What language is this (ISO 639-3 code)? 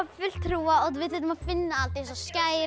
isl